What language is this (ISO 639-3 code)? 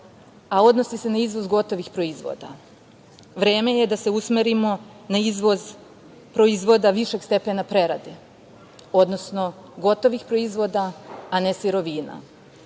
srp